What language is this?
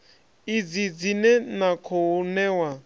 Venda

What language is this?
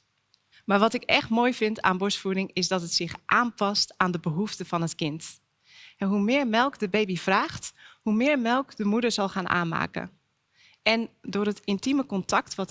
Dutch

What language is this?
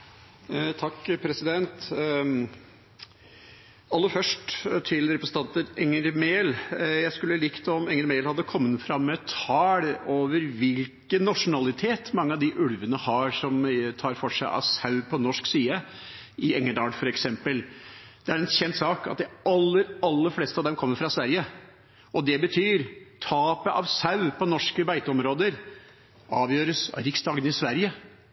Norwegian Bokmål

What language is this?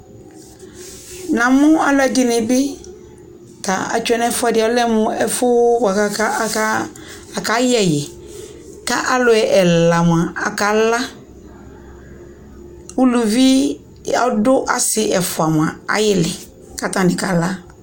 Ikposo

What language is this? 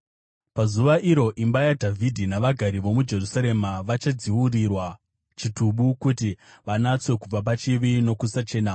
Shona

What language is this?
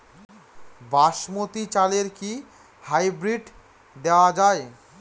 Bangla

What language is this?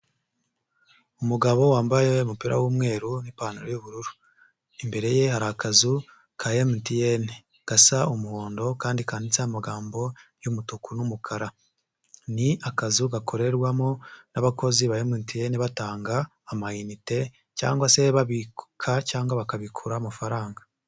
Kinyarwanda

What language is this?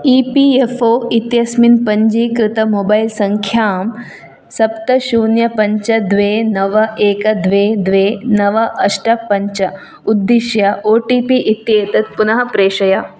Sanskrit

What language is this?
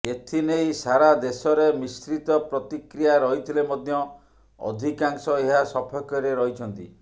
Odia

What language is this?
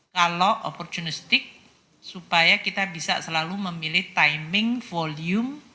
Indonesian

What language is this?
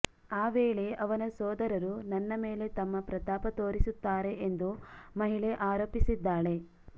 Kannada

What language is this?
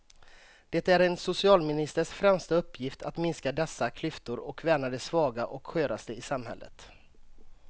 Swedish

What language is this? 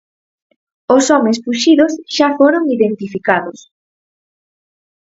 Galician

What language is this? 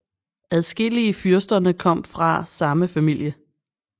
Danish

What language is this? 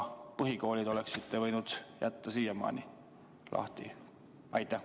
Estonian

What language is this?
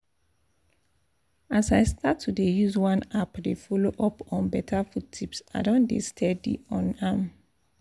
Nigerian Pidgin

